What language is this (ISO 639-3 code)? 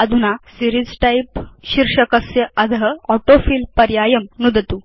san